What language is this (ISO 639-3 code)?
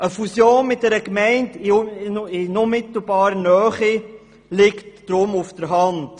gsw